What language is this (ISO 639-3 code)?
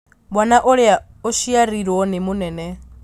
kik